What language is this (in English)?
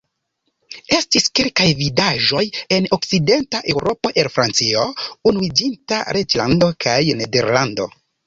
Esperanto